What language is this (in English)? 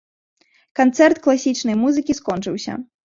Belarusian